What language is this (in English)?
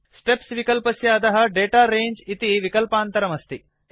Sanskrit